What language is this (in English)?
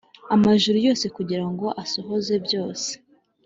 Kinyarwanda